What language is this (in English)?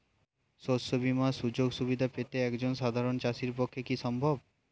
Bangla